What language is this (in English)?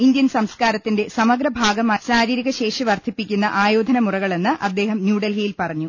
Malayalam